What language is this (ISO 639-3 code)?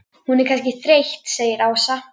isl